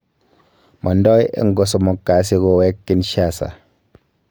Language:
Kalenjin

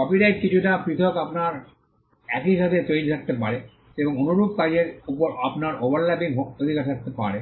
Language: Bangla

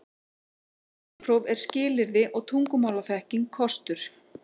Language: Icelandic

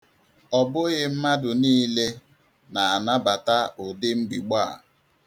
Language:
Igbo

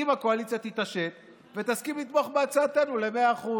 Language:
Hebrew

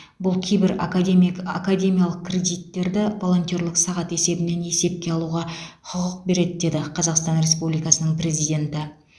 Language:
Kazakh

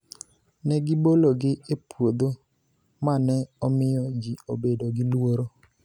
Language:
Luo (Kenya and Tanzania)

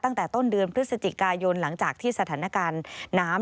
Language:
Thai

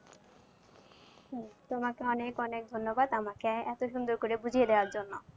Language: Bangla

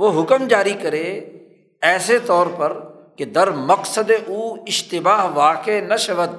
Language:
Urdu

